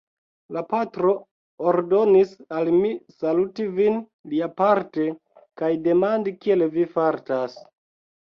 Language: Esperanto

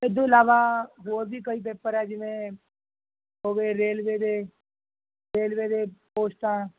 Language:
Punjabi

